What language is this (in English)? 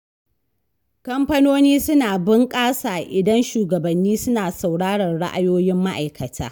Hausa